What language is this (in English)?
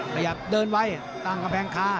Thai